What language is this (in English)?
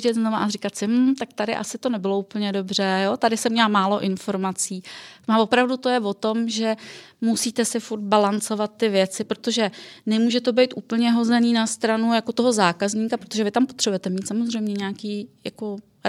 Czech